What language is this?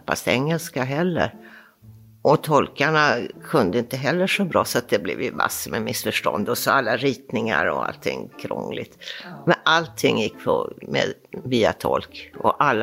Swedish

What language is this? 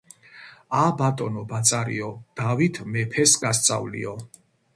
Georgian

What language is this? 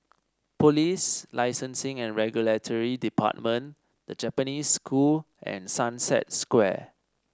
English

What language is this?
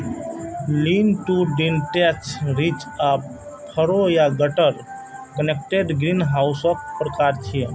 Maithili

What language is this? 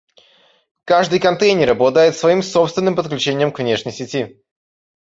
Russian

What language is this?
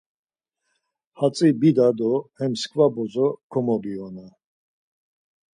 Laz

